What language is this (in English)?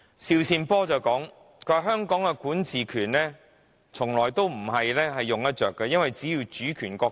Cantonese